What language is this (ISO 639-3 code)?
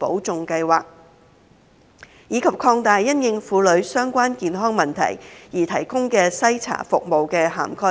yue